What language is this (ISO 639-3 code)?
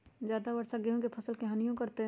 mag